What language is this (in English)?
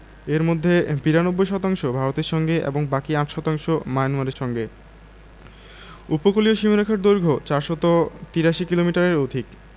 Bangla